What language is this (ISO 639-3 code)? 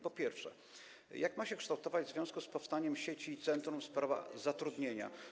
pol